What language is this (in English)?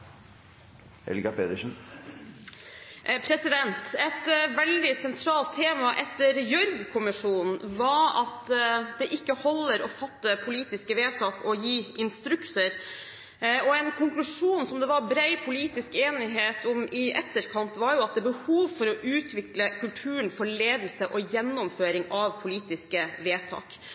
Norwegian